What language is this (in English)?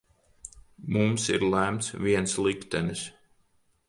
Latvian